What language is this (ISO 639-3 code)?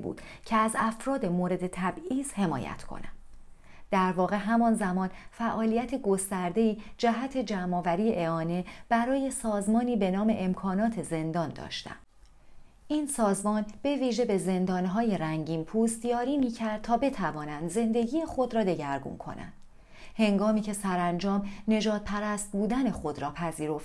fas